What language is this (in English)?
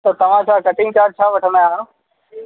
Sindhi